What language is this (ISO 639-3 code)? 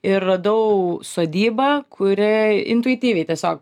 lit